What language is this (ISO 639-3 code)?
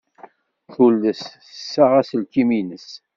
kab